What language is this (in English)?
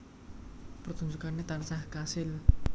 Javanese